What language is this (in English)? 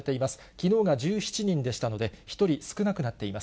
Japanese